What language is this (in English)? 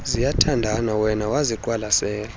Xhosa